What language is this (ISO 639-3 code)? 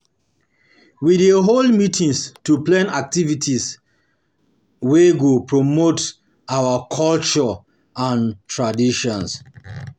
pcm